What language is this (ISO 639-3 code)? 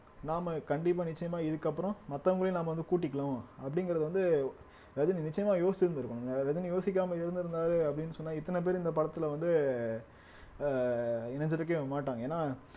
tam